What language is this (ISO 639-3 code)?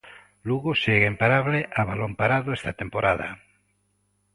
glg